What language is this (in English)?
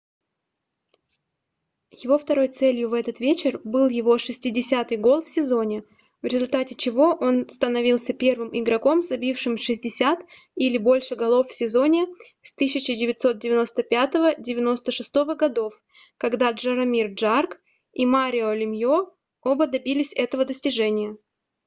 Russian